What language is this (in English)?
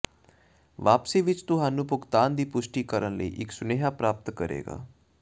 Punjabi